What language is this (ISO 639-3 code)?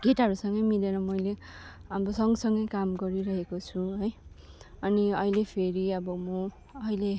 nep